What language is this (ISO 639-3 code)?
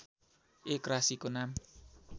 nep